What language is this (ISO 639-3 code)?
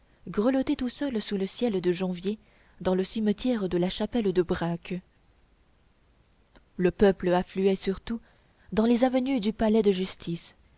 fra